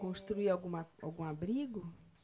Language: Portuguese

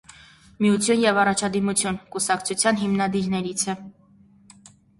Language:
Armenian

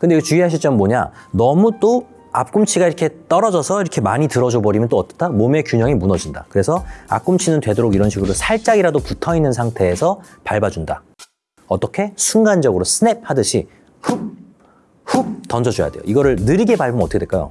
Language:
Korean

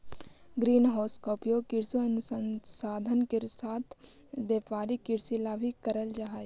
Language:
Magahi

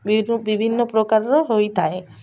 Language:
Odia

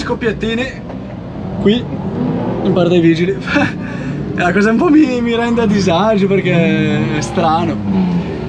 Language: Italian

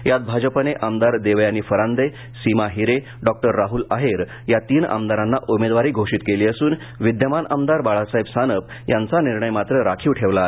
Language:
Marathi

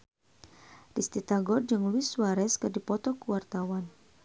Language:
Sundanese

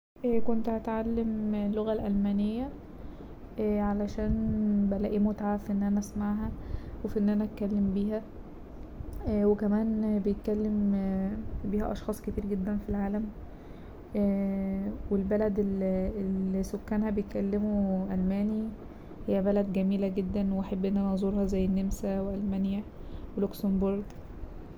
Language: Egyptian Arabic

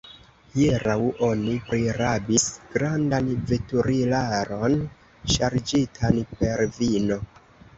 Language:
Esperanto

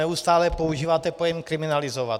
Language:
Czech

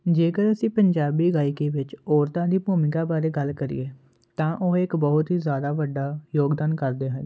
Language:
Punjabi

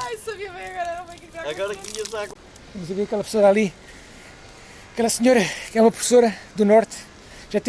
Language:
Portuguese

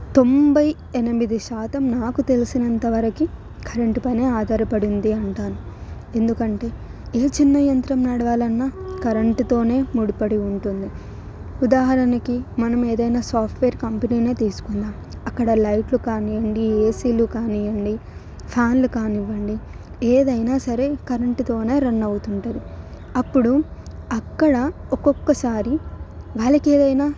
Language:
Telugu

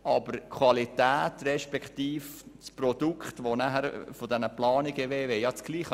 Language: Swiss German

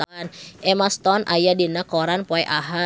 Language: Sundanese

